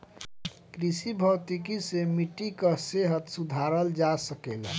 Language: Bhojpuri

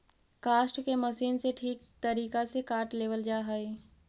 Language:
Magahi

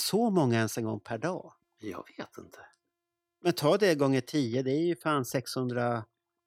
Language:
Swedish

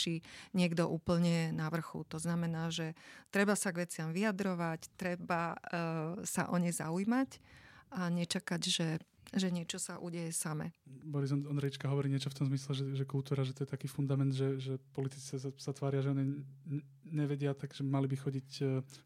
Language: Slovak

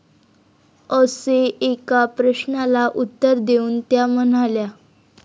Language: Marathi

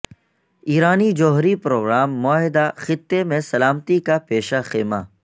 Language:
Urdu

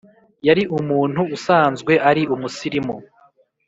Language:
Kinyarwanda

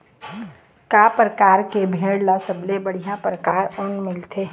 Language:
Chhattisgarhi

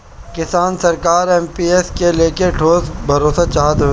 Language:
Bhojpuri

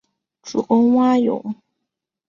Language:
Chinese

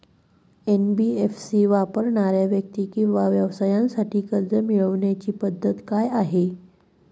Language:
Marathi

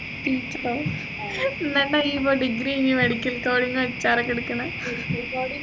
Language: Malayalam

